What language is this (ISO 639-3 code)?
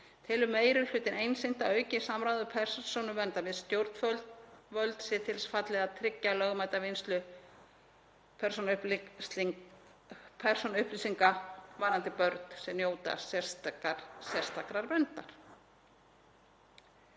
isl